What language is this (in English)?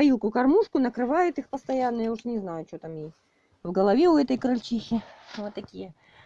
Russian